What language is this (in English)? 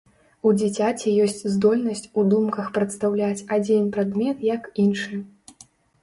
Belarusian